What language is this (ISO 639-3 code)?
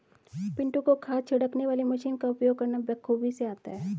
hin